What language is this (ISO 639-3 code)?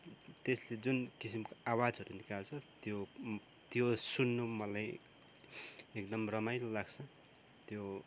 nep